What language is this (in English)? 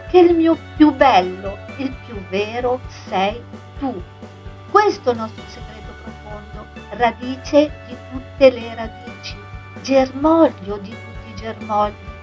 Italian